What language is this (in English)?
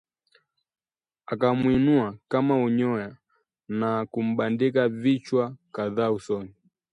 Swahili